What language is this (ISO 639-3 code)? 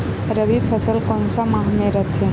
hne